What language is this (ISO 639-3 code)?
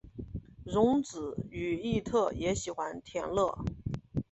zho